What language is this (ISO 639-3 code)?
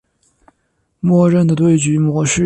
zho